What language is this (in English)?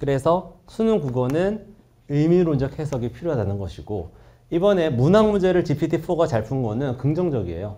Korean